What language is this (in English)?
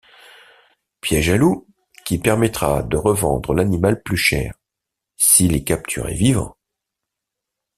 French